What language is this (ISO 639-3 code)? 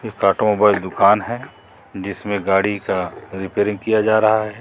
hin